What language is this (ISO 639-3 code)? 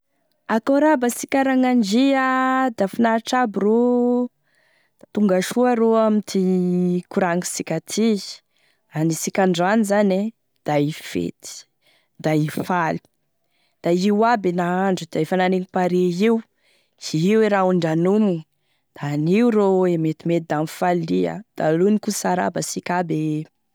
tkg